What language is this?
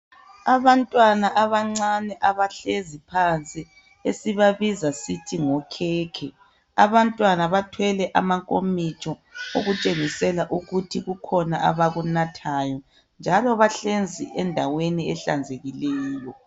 North Ndebele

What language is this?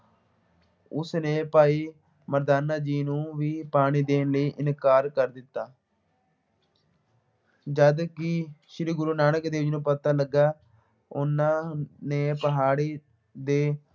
Punjabi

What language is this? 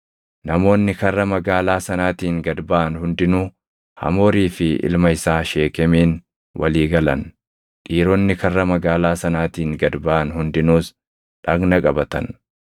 Oromo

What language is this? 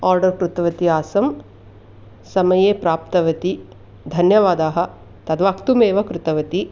Sanskrit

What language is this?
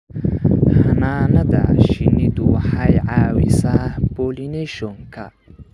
Somali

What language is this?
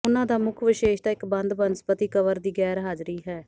Punjabi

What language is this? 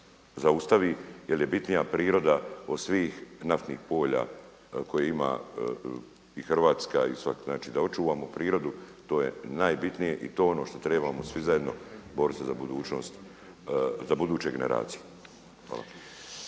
Croatian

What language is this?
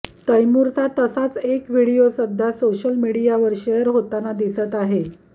Marathi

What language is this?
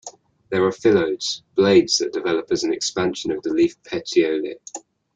English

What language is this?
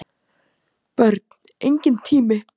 Icelandic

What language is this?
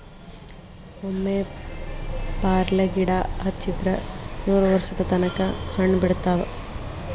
Kannada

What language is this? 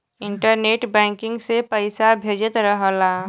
Bhojpuri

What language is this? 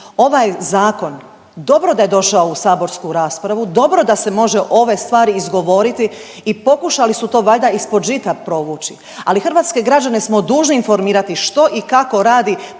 Croatian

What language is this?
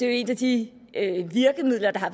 Danish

